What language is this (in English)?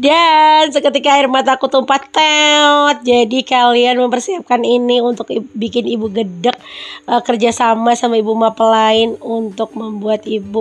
Indonesian